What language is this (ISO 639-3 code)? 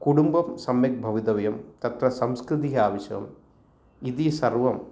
san